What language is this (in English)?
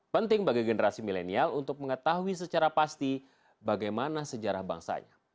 Indonesian